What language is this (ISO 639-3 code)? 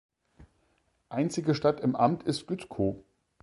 deu